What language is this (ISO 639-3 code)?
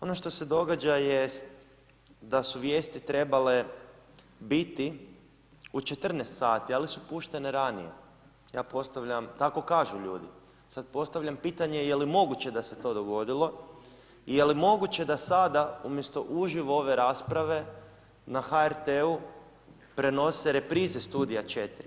hrv